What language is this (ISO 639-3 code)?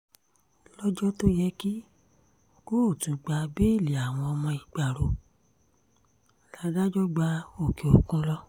yor